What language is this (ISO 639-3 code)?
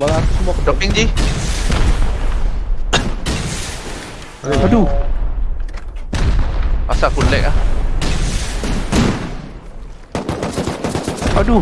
msa